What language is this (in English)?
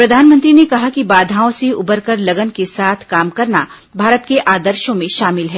Hindi